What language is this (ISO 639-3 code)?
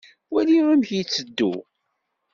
kab